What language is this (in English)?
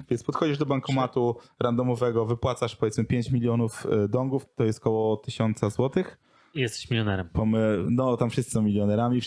Polish